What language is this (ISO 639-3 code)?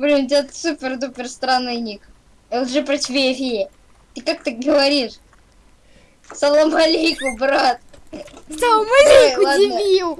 rus